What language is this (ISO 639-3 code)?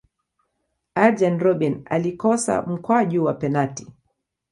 swa